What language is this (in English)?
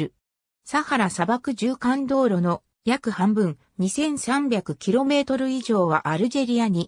Japanese